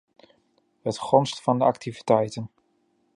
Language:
Dutch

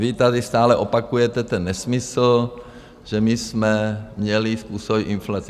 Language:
Czech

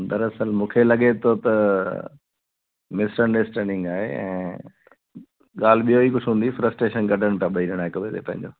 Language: Sindhi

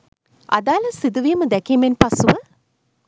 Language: Sinhala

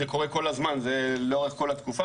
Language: Hebrew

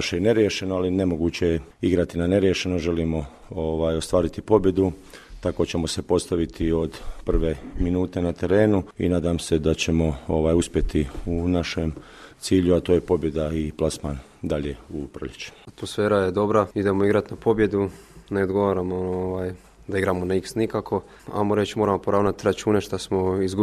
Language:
Croatian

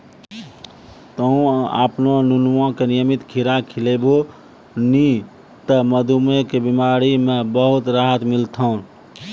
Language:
Maithili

